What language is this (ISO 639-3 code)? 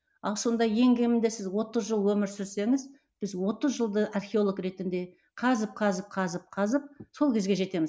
kaz